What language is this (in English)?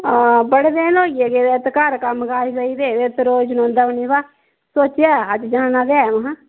Dogri